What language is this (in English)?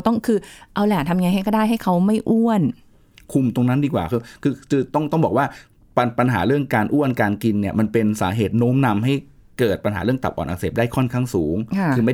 Thai